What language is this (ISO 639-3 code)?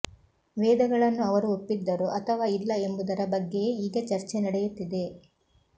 kan